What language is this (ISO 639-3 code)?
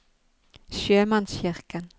nor